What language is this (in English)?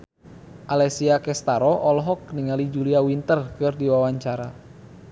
Sundanese